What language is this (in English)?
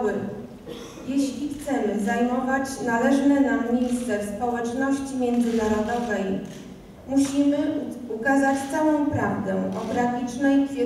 Polish